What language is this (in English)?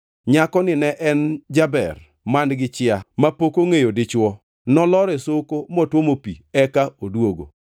Luo (Kenya and Tanzania)